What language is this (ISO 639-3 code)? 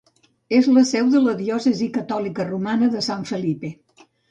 cat